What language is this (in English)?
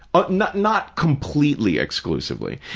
English